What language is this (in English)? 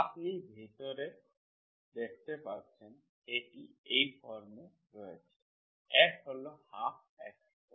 Bangla